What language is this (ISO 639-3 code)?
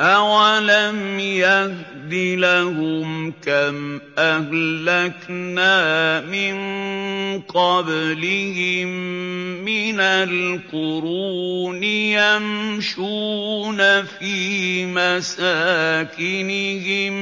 ara